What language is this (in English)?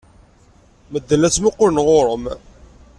Kabyle